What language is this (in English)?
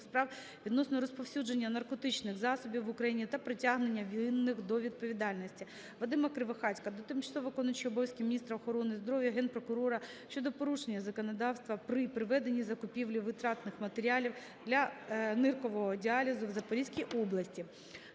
Ukrainian